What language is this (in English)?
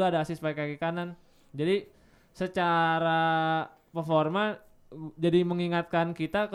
Indonesian